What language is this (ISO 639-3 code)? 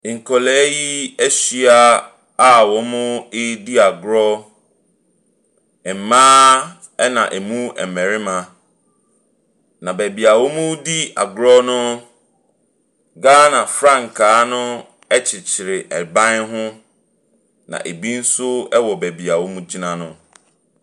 aka